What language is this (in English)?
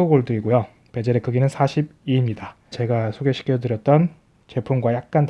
Korean